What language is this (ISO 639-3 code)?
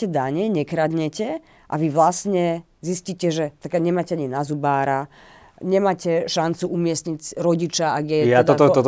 slk